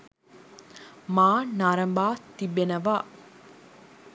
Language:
Sinhala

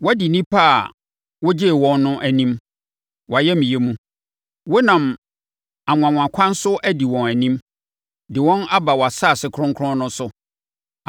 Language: Akan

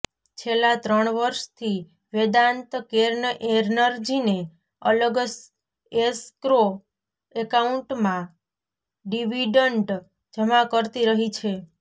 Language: Gujarati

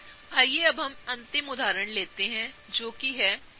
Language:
Hindi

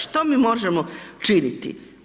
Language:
Croatian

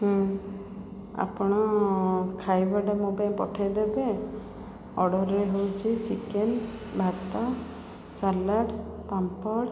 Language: Odia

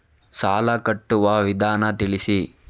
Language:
Kannada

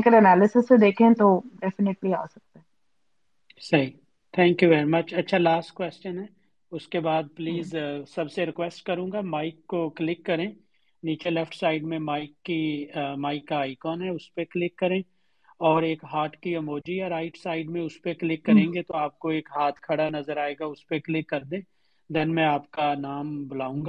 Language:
Urdu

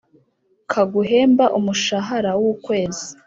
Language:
Kinyarwanda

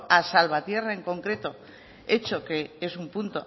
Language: Spanish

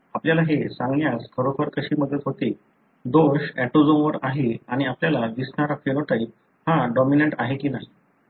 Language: Marathi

